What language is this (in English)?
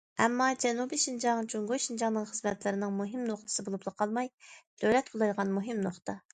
Uyghur